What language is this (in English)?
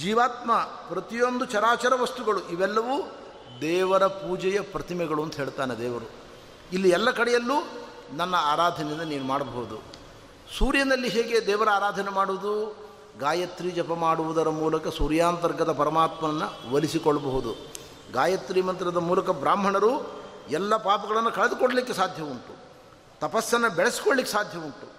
Kannada